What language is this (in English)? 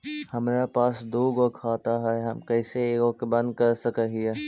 Magahi